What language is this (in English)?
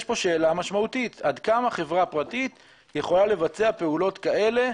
Hebrew